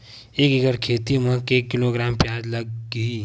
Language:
Chhattisgarhi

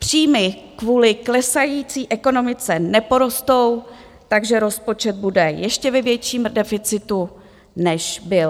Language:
Czech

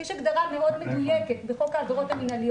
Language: Hebrew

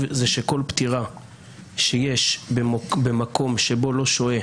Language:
Hebrew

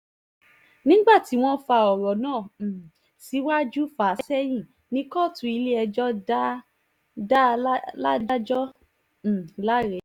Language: Yoruba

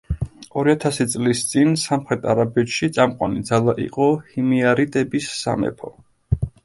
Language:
Georgian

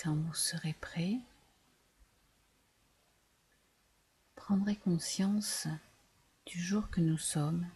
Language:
French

